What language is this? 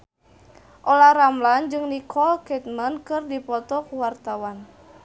Sundanese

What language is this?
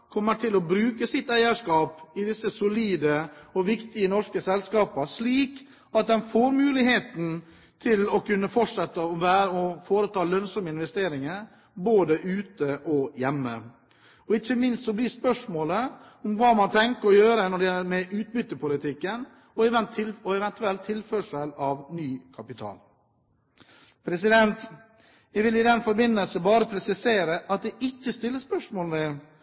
Norwegian Bokmål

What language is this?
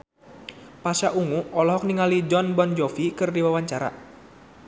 Sundanese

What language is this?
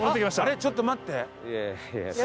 Japanese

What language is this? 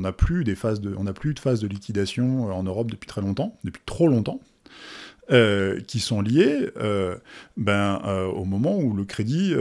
French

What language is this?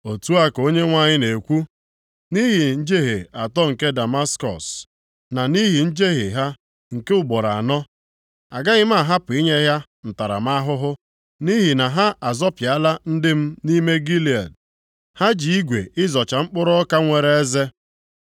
Igbo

